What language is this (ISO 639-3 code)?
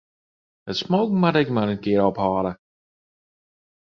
fry